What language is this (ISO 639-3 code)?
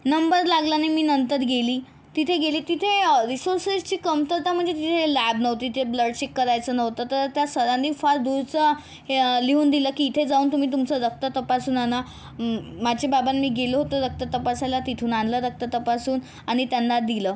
mar